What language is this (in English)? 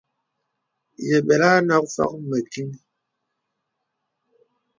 Bebele